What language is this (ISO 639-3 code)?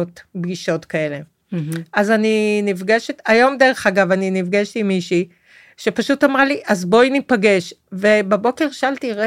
heb